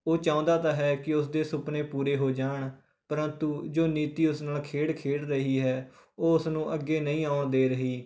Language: Punjabi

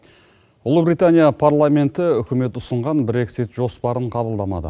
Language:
Kazakh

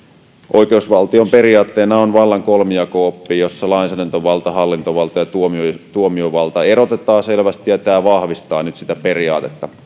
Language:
Finnish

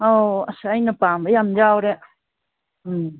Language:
Manipuri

